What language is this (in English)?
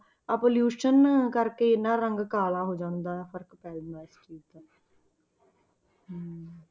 Punjabi